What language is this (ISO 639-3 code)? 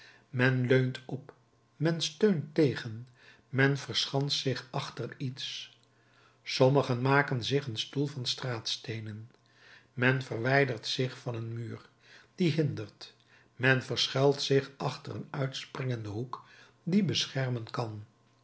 nld